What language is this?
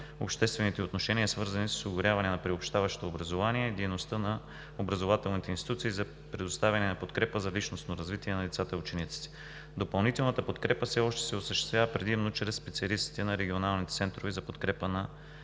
Bulgarian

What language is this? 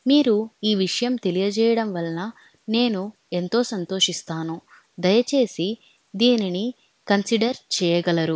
Telugu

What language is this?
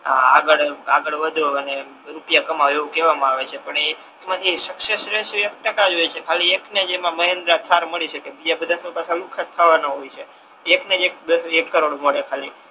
Gujarati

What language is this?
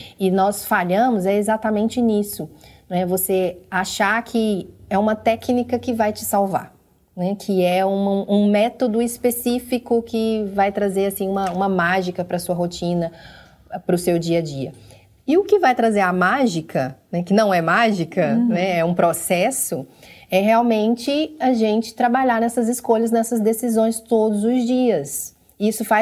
Portuguese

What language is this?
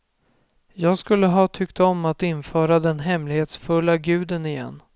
Swedish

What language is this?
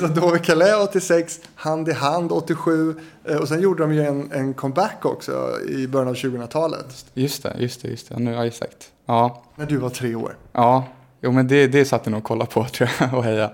Swedish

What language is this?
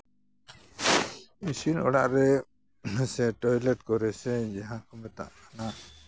Santali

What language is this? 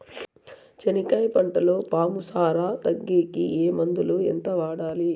Telugu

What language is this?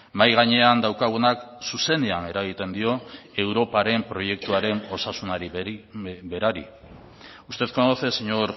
Basque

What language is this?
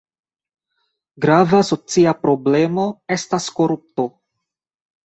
Esperanto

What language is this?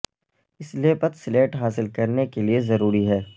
Urdu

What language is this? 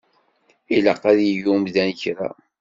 Kabyle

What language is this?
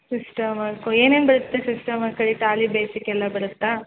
Kannada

